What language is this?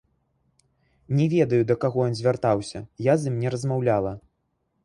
Belarusian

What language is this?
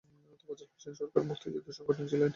Bangla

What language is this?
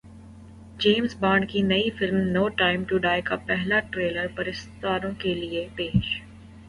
Urdu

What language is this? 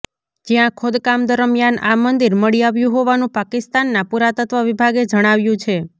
Gujarati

